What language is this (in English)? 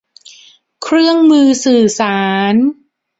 Thai